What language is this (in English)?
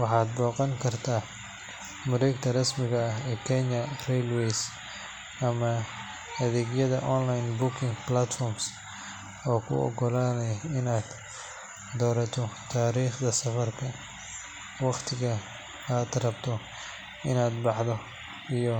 Somali